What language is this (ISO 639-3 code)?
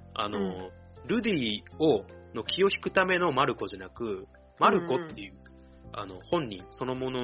jpn